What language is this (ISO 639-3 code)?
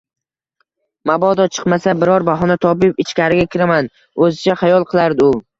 uzb